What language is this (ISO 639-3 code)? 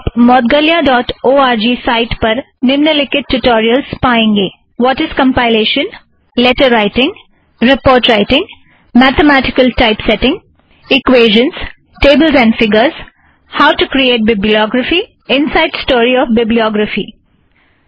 hin